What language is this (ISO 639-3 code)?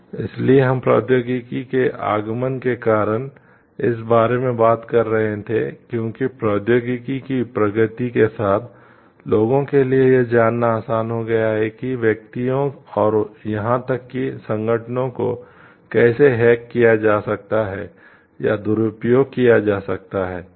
hin